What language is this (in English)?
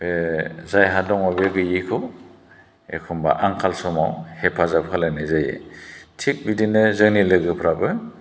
Bodo